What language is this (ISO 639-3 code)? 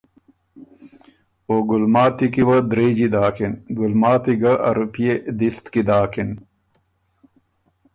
oru